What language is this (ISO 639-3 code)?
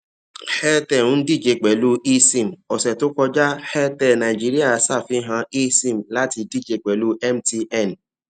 yor